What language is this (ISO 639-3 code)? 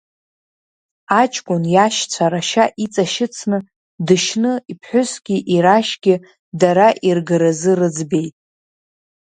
abk